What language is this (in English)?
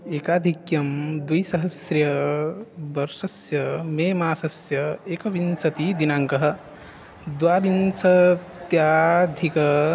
Sanskrit